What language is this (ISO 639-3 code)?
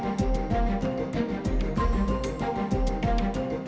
ind